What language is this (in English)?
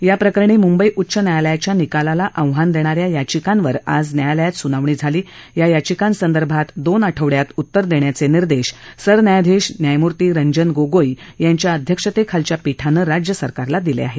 Marathi